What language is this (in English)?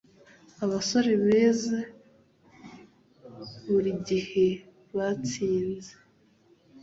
Kinyarwanda